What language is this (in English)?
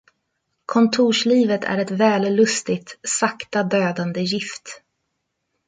Swedish